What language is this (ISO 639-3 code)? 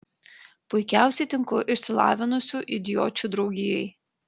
lit